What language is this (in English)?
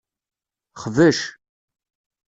Kabyle